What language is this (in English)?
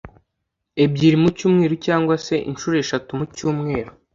Kinyarwanda